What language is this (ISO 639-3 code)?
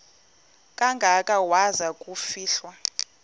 xho